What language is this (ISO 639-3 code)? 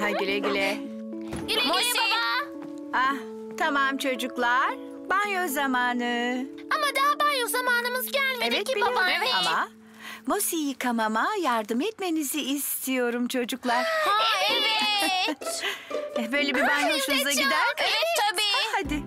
tur